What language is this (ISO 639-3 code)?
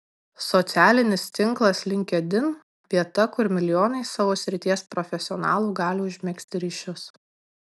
lit